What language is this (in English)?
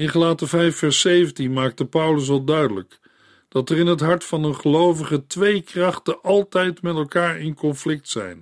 Dutch